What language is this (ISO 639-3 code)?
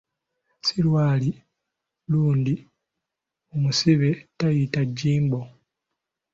lug